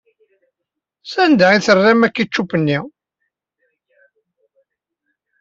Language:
Kabyle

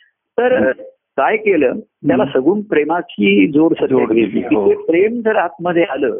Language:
Marathi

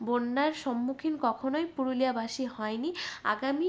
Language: Bangla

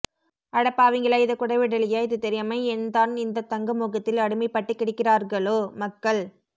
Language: Tamil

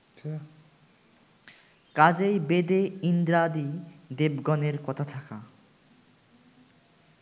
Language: Bangla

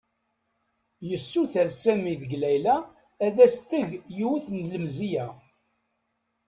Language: Kabyle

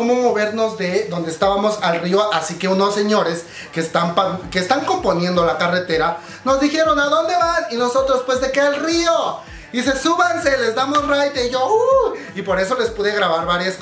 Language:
Spanish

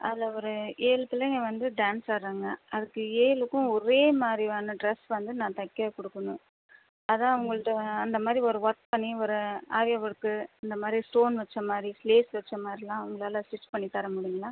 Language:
Tamil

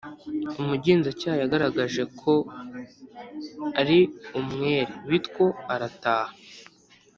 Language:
Kinyarwanda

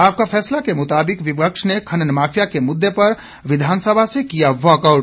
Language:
Hindi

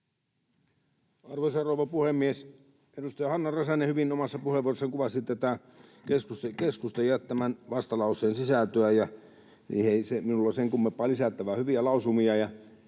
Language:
Finnish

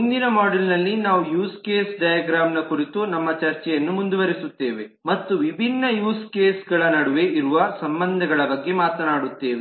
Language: Kannada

